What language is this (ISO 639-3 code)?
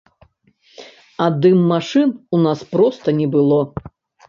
bel